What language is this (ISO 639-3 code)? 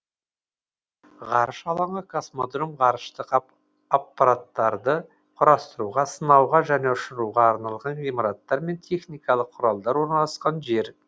kaz